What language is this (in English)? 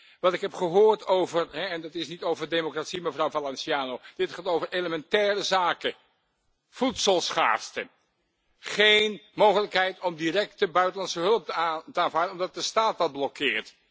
Dutch